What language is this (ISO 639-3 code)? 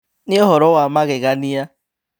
kik